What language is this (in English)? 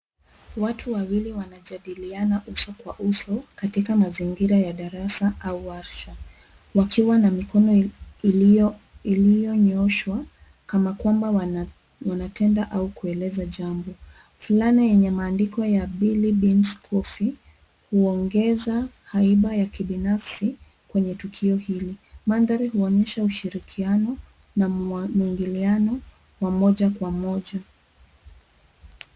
Swahili